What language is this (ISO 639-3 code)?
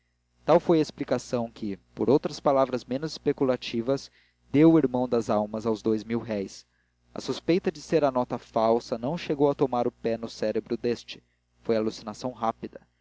por